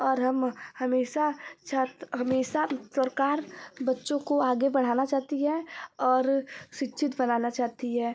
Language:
Hindi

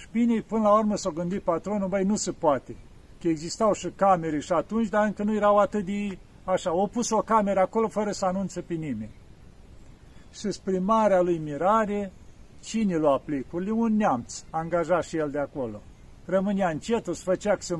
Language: Romanian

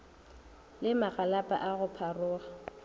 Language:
Northern Sotho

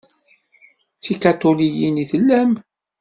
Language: Kabyle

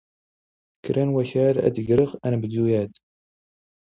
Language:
Standard Moroccan Tamazight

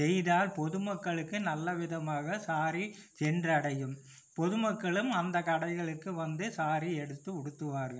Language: Tamil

